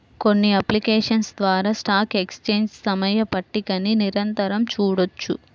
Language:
Telugu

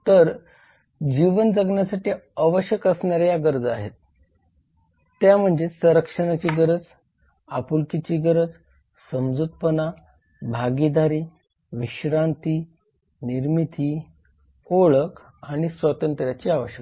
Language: Marathi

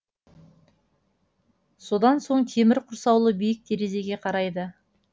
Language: Kazakh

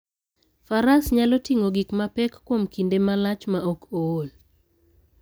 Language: Luo (Kenya and Tanzania)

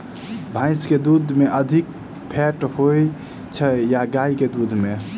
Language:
Maithili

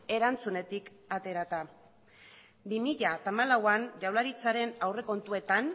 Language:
Basque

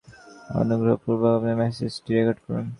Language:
Bangla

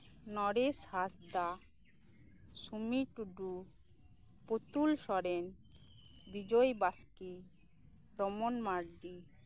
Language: Santali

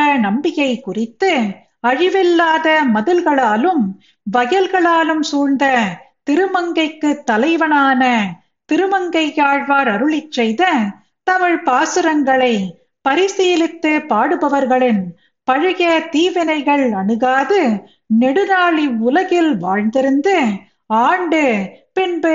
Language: Tamil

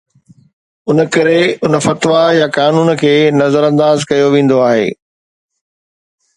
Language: Sindhi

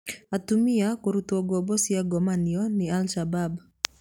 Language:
Kikuyu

